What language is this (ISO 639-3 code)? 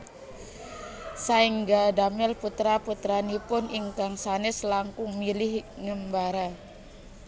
jav